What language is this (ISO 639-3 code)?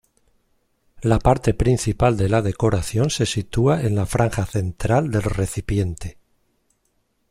spa